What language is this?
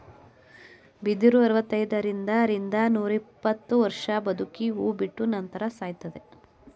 Kannada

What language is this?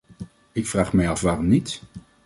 Dutch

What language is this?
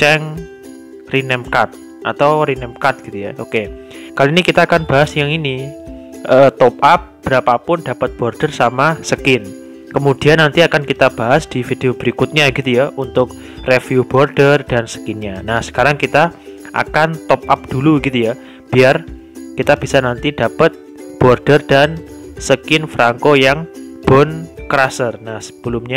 Indonesian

